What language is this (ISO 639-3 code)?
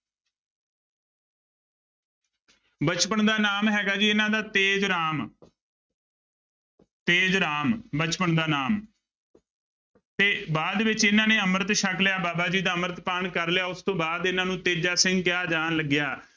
pan